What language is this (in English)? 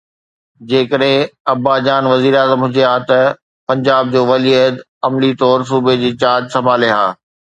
Sindhi